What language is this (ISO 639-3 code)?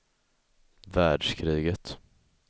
swe